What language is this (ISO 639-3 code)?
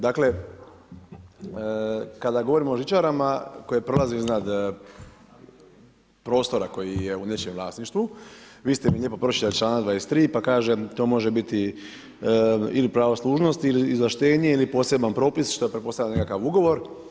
hrv